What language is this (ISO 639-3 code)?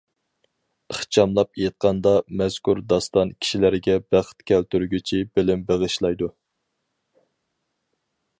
uig